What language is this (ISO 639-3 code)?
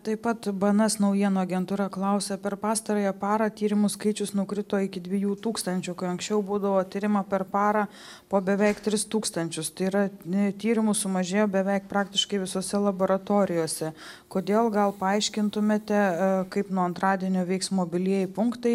lit